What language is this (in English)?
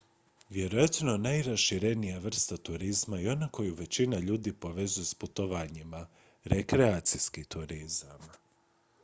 Croatian